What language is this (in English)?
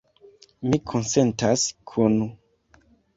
Esperanto